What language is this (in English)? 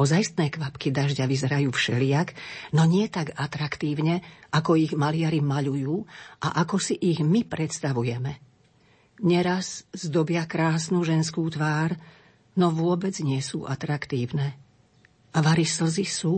Slovak